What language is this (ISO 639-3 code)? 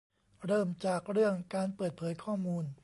tha